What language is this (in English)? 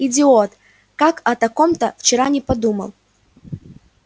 Russian